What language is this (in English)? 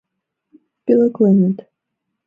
Mari